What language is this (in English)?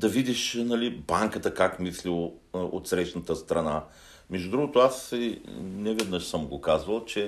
Bulgarian